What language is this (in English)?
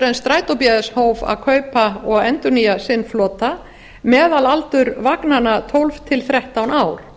Icelandic